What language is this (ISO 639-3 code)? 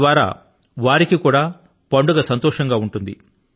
tel